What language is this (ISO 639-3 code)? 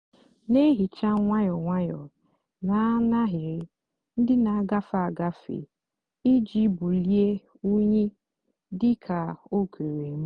ibo